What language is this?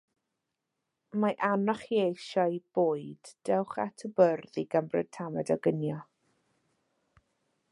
Welsh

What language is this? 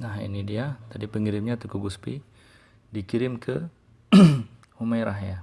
Indonesian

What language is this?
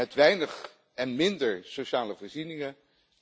Dutch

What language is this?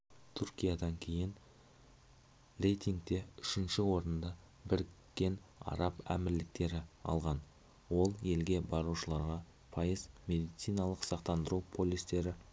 Kazakh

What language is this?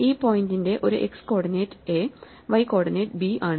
Malayalam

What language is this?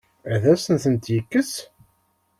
Kabyle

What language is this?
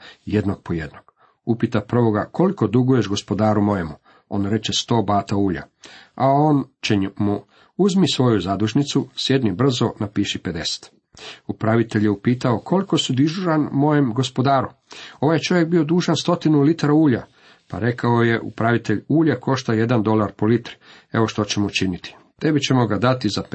Croatian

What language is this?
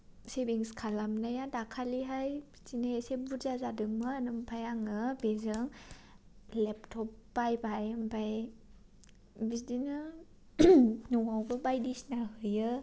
Bodo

